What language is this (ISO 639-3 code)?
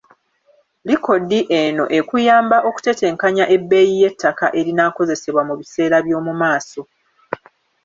lug